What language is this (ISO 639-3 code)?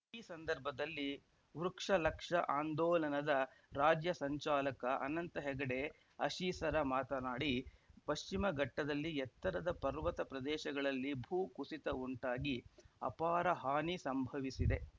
kan